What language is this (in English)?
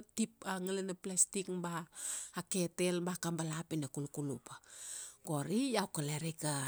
Kuanua